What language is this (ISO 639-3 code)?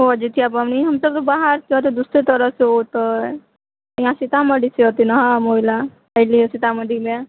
mai